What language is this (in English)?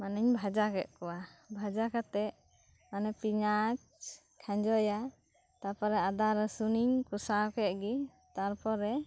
Santali